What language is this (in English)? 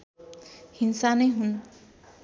Nepali